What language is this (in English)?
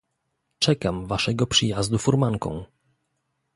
Polish